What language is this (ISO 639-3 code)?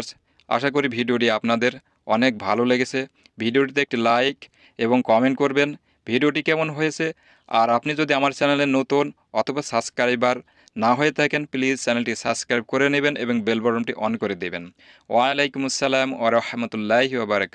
ben